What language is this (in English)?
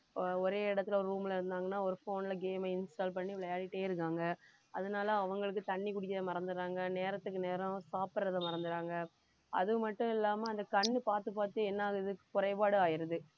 Tamil